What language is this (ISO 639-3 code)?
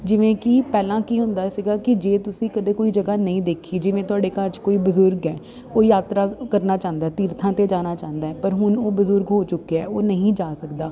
pan